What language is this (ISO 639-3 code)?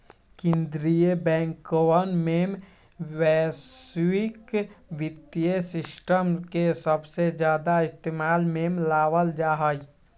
mag